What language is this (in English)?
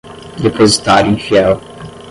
Portuguese